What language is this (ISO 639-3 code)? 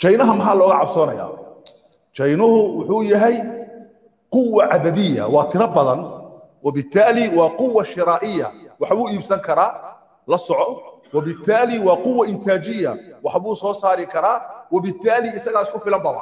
ara